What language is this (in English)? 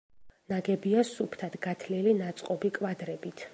Georgian